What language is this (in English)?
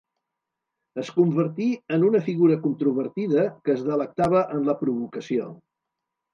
Catalan